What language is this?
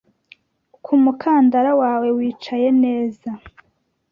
Kinyarwanda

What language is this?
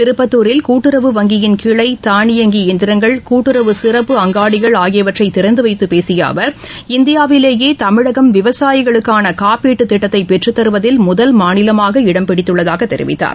Tamil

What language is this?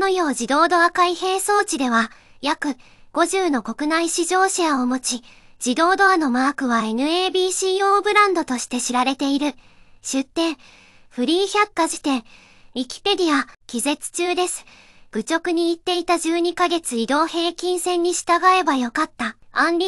Japanese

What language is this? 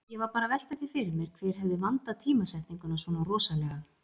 Icelandic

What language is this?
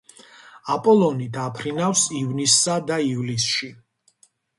Georgian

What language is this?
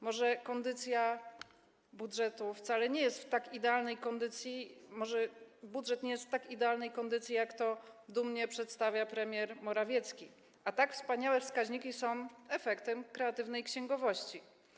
Polish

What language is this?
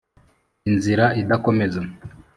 Kinyarwanda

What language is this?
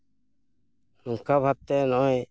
Santali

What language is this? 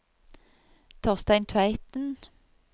Norwegian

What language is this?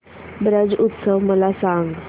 Marathi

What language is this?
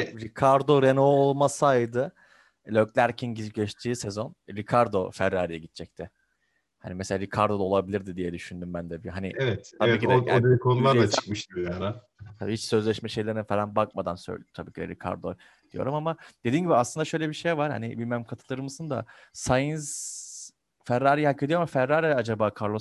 Turkish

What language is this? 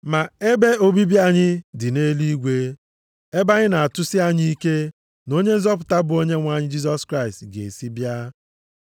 Igbo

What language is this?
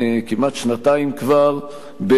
Hebrew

